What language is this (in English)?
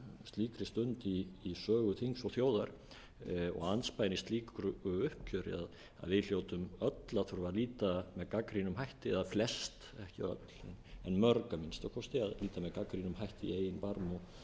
Icelandic